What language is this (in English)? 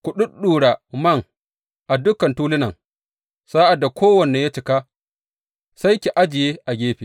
Hausa